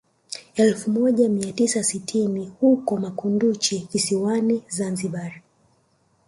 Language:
Swahili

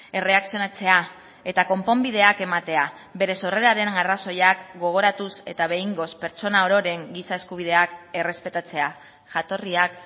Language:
Basque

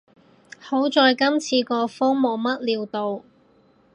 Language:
Cantonese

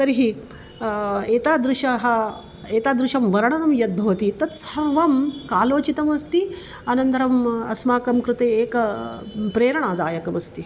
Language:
Sanskrit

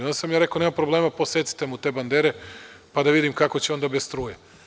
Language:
Serbian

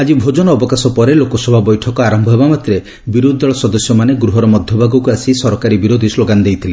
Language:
Odia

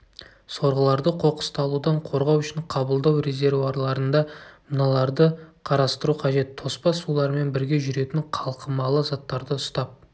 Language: Kazakh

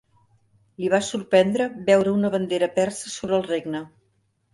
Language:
Catalan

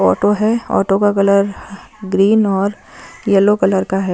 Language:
Hindi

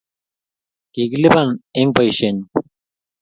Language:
Kalenjin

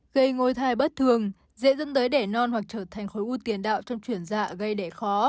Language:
Vietnamese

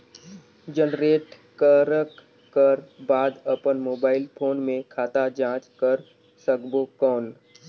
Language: Chhattisgarhi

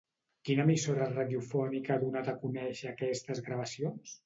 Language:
Catalan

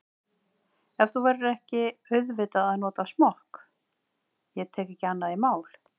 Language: Icelandic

